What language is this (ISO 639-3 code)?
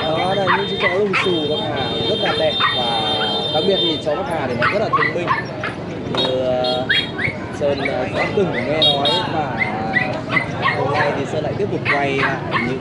vie